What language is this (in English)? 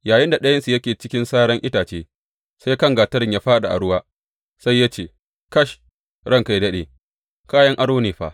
Hausa